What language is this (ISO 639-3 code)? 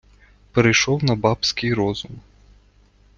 ukr